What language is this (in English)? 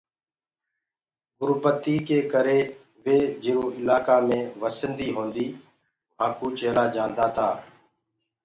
Gurgula